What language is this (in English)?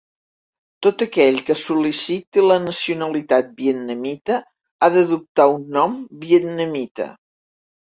Catalan